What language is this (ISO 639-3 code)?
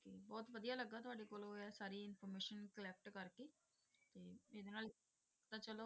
pan